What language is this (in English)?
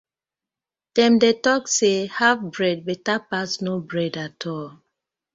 Nigerian Pidgin